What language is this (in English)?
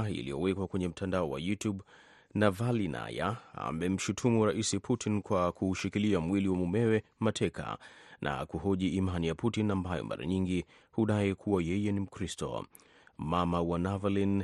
Swahili